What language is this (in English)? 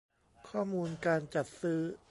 Thai